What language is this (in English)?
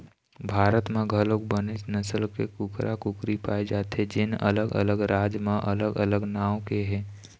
Chhattisgarhi